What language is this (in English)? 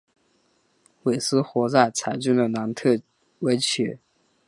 Chinese